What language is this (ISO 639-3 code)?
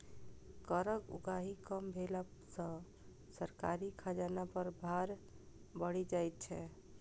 mai